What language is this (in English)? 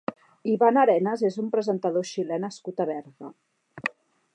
Catalan